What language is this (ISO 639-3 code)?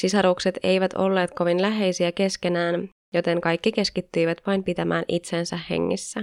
fin